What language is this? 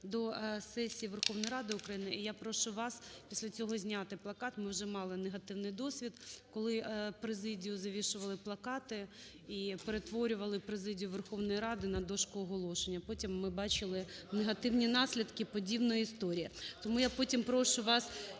Ukrainian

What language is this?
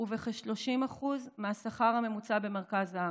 Hebrew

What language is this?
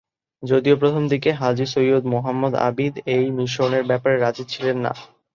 Bangla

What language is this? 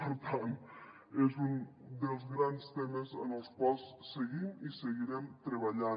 Catalan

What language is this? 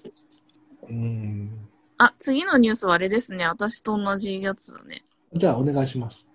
Japanese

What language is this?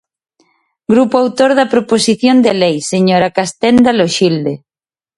Galician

